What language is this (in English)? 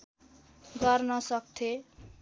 Nepali